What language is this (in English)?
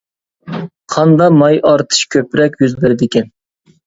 Uyghur